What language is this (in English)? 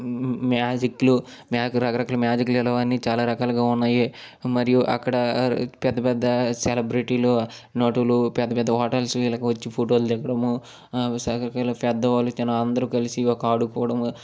Telugu